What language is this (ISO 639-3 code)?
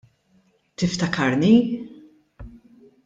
mlt